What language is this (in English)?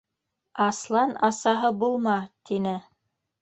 Bashkir